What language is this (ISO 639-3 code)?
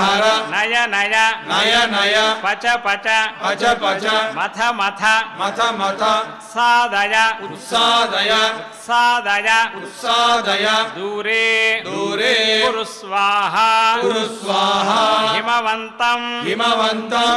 hin